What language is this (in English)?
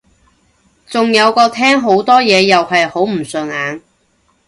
Cantonese